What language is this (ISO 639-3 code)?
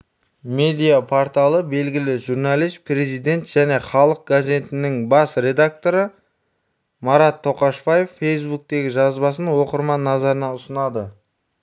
kaz